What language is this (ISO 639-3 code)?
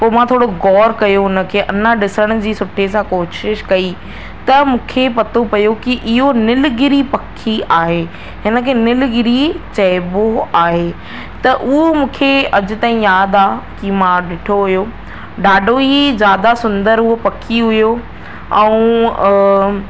snd